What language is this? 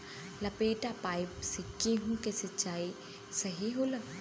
Bhojpuri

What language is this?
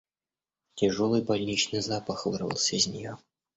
Russian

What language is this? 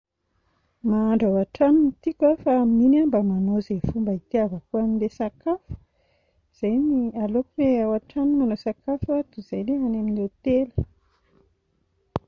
Malagasy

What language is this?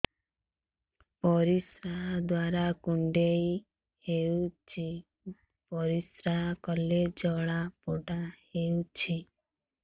Odia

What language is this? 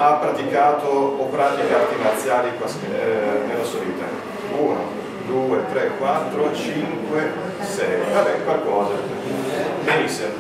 Italian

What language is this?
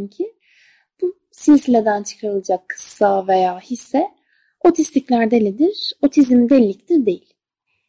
Turkish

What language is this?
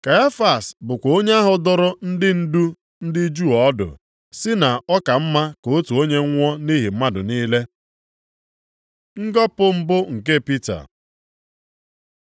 Igbo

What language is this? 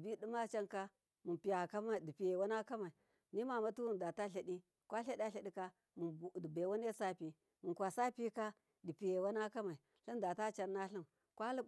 Miya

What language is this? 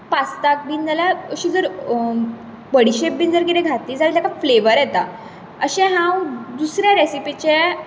Konkani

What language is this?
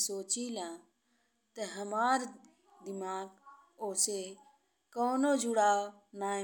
Bhojpuri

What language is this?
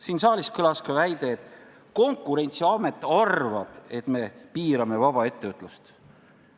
Estonian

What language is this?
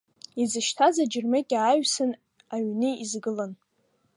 Abkhazian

